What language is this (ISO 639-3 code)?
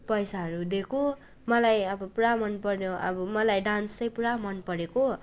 nep